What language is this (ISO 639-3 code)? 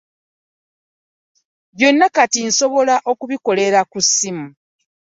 lug